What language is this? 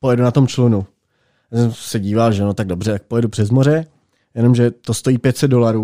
Czech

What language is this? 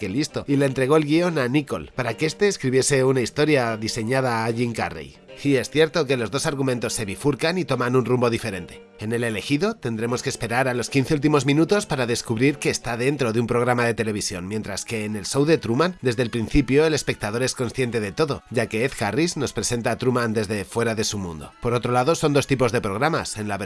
Spanish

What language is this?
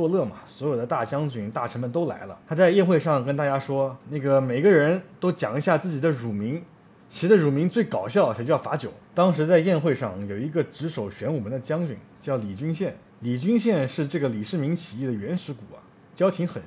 Chinese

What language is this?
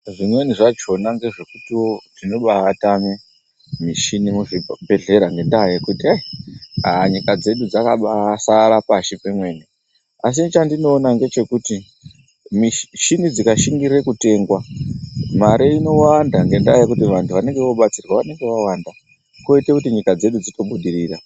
Ndau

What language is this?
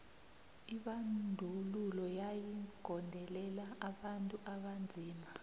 South Ndebele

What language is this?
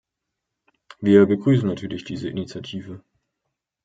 German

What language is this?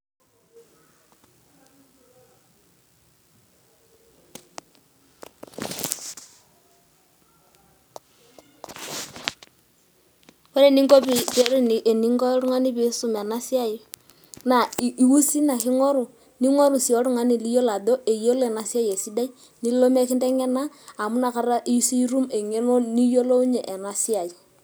Masai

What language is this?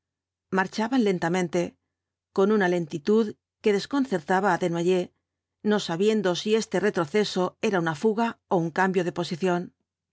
Spanish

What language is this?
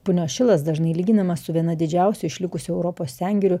Lithuanian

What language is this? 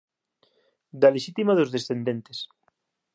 Galician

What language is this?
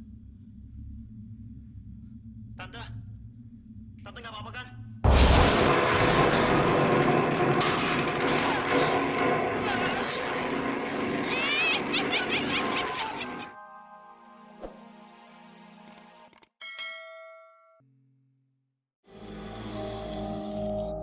Indonesian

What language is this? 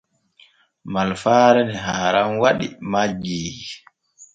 Borgu Fulfulde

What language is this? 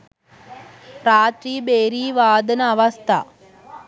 Sinhala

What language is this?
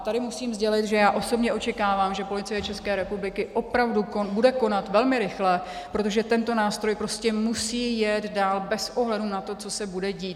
Czech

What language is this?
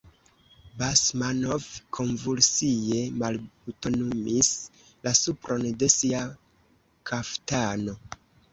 Esperanto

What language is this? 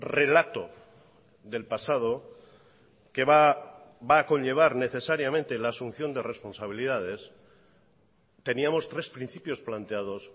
Spanish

